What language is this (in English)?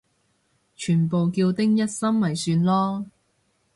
Cantonese